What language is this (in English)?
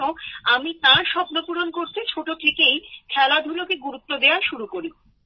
Bangla